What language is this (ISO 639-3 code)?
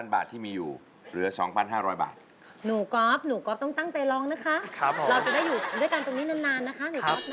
tha